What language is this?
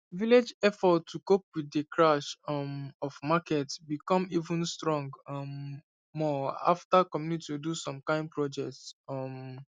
Nigerian Pidgin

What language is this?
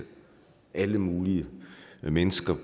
Danish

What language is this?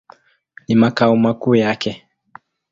Swahili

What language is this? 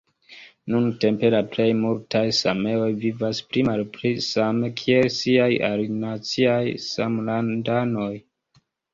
Esperanto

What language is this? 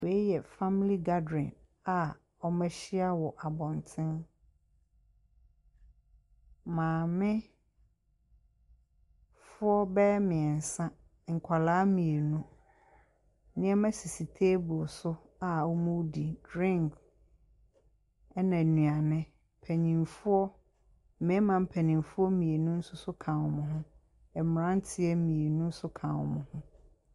Akan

